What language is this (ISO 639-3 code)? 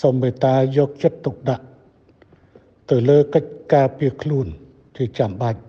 tha